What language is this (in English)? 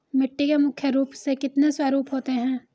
Hindi